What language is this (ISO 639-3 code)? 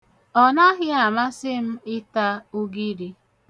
ibo